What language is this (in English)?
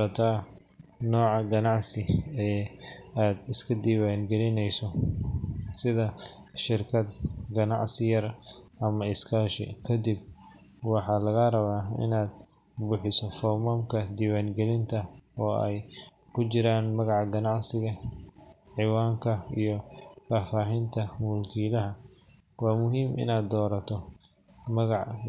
Somali